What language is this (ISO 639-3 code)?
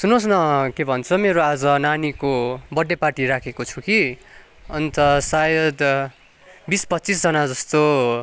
nep